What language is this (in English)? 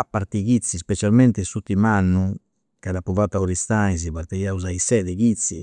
Campidanese Sardinian